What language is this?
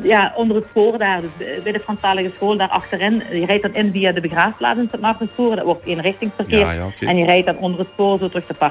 Dutch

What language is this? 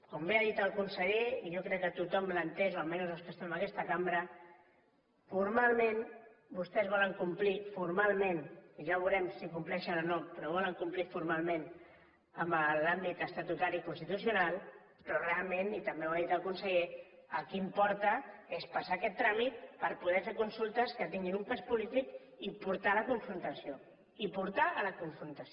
Catalan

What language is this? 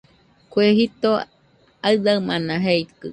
Nüpode Huitoto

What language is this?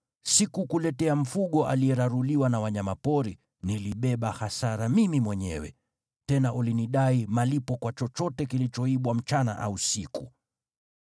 Swahili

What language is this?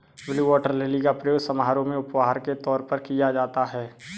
Hindi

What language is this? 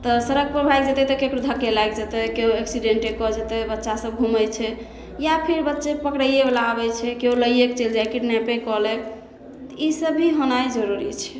Maithili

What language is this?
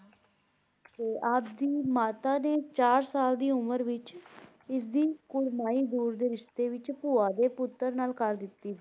Punjabi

